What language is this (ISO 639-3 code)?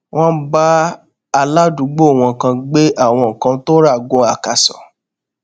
yor